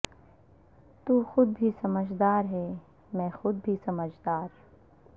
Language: Urdu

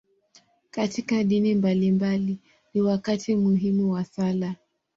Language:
Swahili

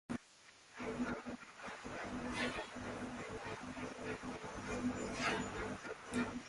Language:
English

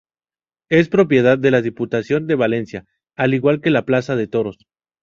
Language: Spanish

